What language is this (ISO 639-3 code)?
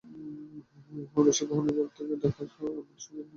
ben